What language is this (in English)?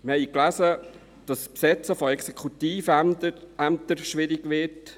Swiss German